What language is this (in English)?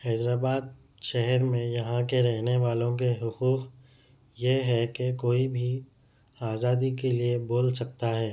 Urdu